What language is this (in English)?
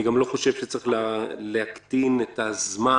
Hebrew